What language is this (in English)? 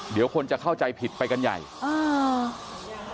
Thai